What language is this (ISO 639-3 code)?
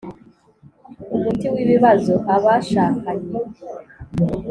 kin